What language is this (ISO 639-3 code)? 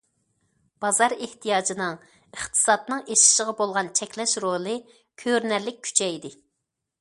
uig